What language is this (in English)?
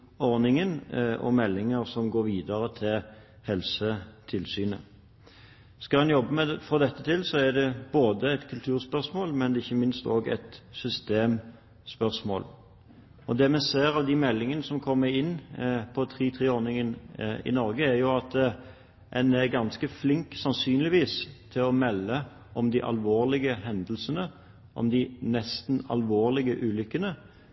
Norwegian Bokmål